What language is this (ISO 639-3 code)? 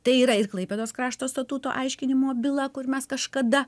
lit